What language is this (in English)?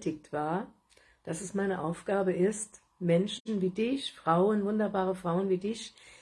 German